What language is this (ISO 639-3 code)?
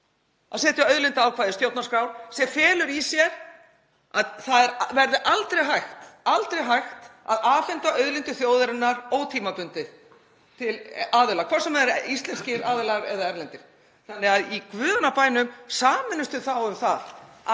isl